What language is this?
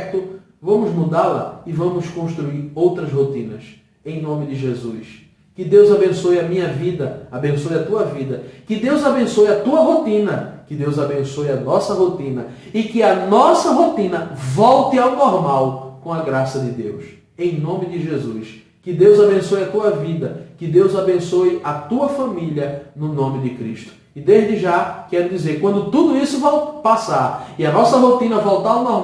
Portuguese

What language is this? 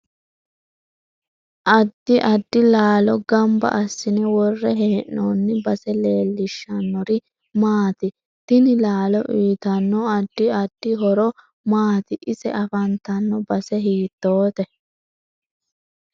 Sidamo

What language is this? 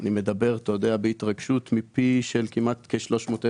Hebrew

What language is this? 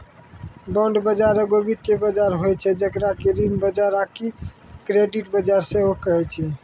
Maithili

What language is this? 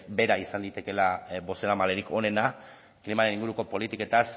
Basque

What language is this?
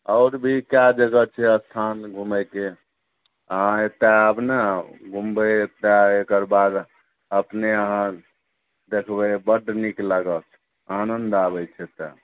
Maithili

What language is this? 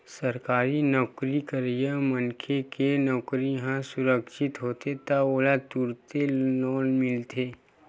Chhattisgarhi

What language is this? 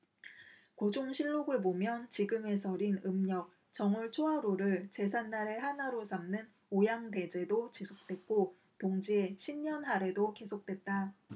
Korean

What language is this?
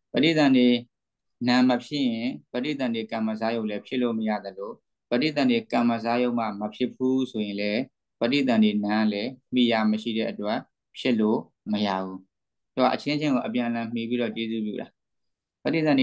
Vietnamese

